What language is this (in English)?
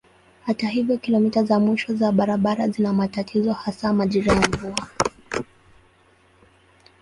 Swahili